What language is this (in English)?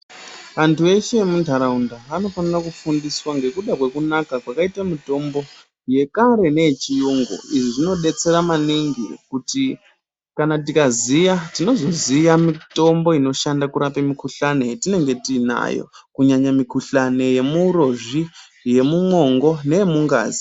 Ndau